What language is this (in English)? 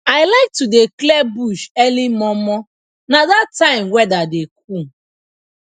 Nigerian Pidgin